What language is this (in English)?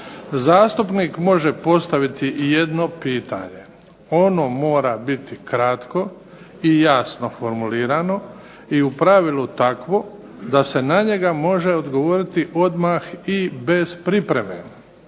Croatian